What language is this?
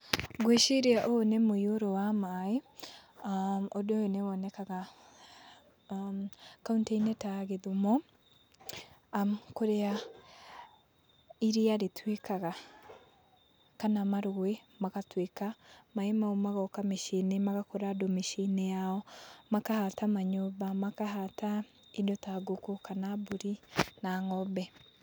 Kikuyu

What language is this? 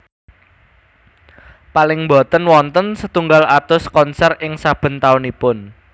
Javanese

